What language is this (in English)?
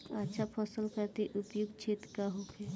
Bhojpuri